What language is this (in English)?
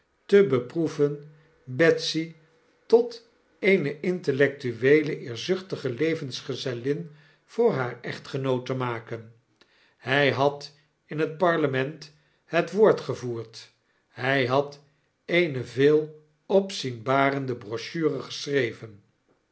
Dutch